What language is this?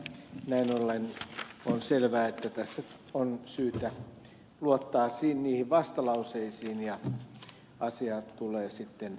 Finnish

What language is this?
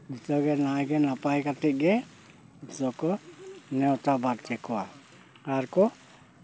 Santali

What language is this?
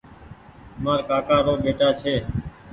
Goaria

